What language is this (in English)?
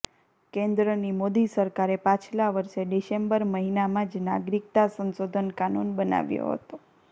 Gujarati